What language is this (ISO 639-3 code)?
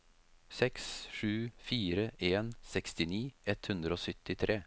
nor